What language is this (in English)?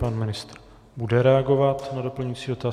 Czech